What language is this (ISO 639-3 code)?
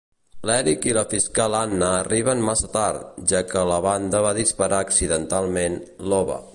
cat